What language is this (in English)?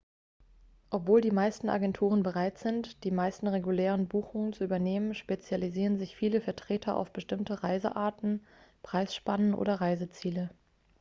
German